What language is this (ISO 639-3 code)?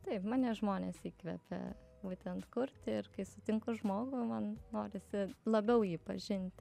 lit